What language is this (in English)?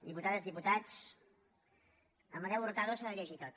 Catalan